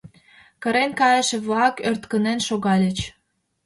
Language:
Mari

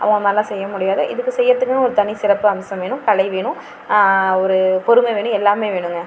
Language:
Tamil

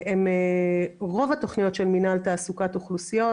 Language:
Hebrew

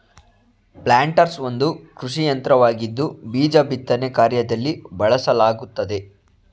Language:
Kannada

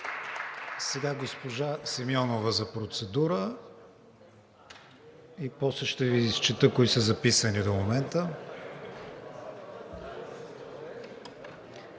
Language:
Bulgarian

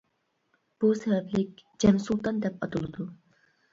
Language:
Uyghur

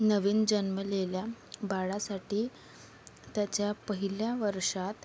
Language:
Marathi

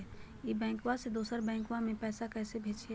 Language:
Magahi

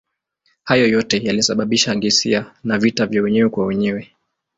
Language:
Swahili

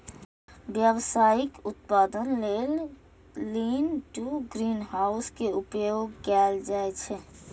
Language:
Maithili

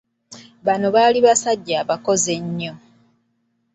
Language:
Ganda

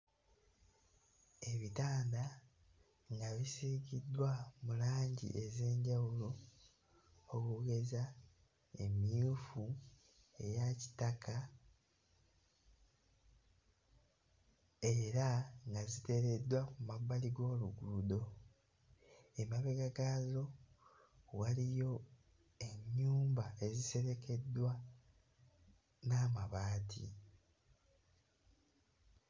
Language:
Ganda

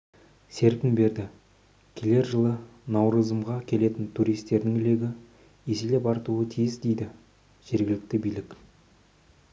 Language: Kazakh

